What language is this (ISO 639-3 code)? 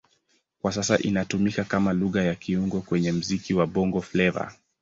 swa